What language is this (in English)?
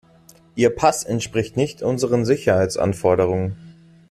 German